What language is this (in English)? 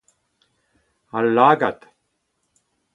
Breton